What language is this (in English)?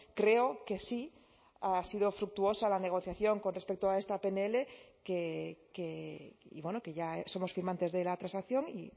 Spanish